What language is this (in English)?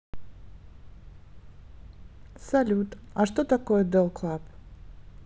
Russian